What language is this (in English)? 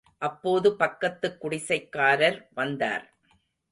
Tamil